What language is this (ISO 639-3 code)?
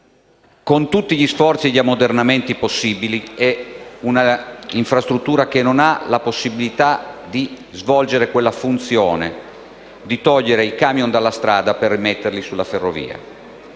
ita